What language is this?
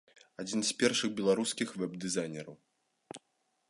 Belarusian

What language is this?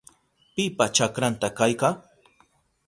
Southern Pastaza Quechua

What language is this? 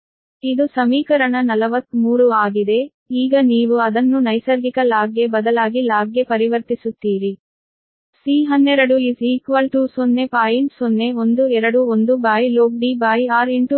Kannada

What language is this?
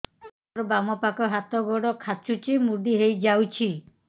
Odia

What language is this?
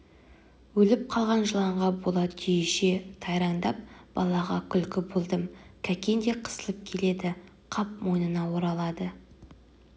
Kazakh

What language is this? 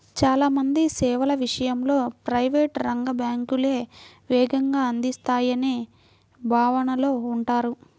Telugu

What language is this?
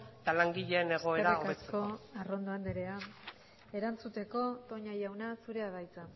Basque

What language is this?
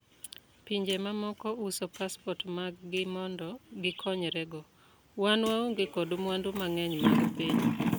Luo (Kenya and Tanzania)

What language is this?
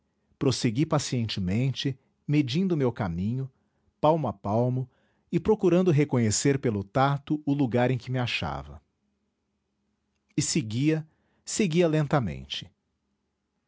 Portuguese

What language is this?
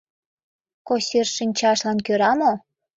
Mari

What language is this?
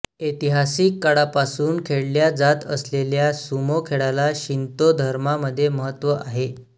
Marathi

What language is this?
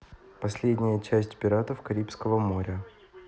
Russian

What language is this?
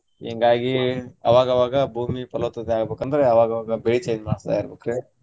Kannada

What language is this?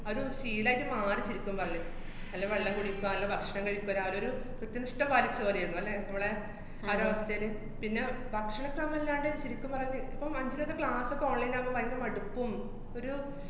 Malayalam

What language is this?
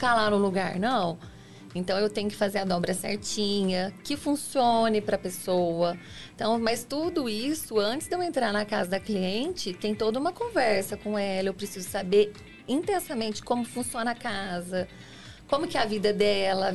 Portuguese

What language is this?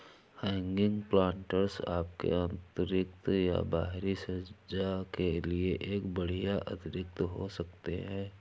Hindi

